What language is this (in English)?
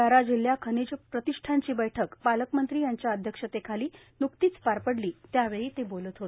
Marathi